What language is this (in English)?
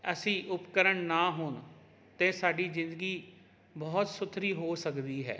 Punjabi